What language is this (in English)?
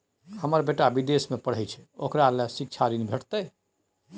Maithili